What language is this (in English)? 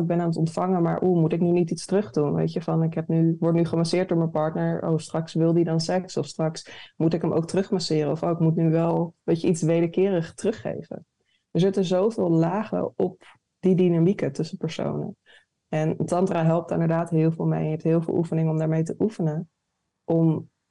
Dutch